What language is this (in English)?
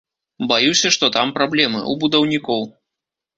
Belarusian